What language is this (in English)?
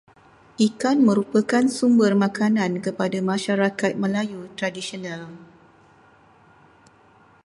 Malay